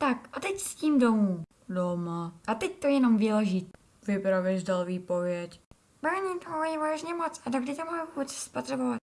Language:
Czech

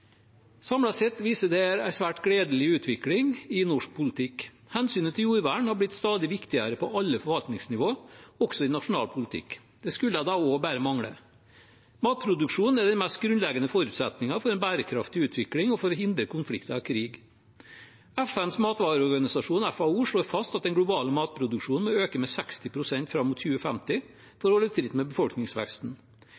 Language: Norwegian Bokmål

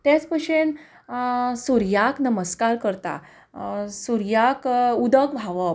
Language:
Konkani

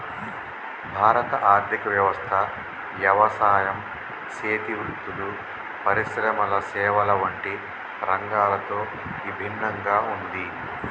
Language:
Telugu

